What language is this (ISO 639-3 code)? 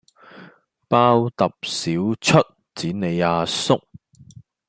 yue